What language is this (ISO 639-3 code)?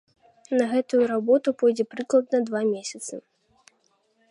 bel